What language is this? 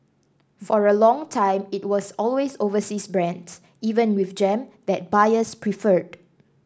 English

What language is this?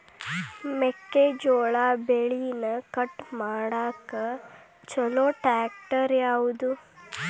Kannada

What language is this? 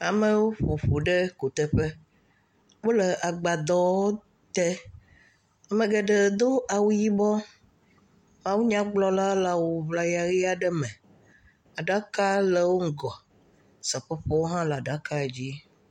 Ewe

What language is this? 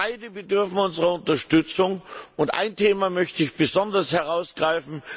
German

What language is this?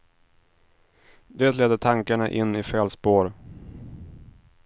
Swedish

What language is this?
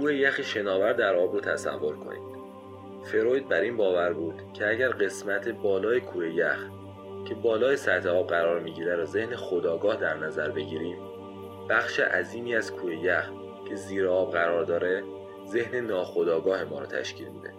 Persian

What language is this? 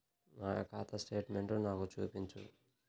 Telugu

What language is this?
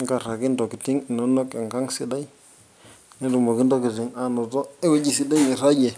Masai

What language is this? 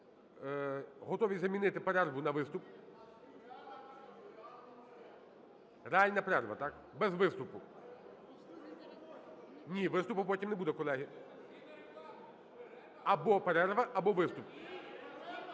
Ukrainian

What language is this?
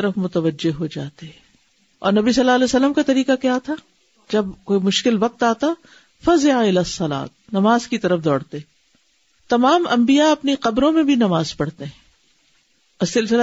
Urdu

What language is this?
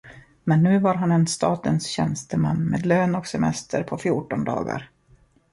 Swedish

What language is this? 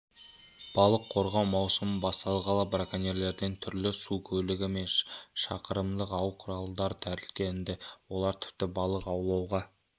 Kazakh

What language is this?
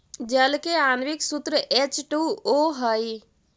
Magahi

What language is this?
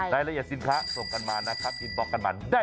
Thai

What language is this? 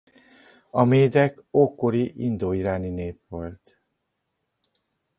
Hungarian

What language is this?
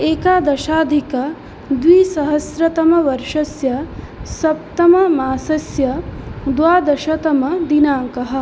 Sanskrit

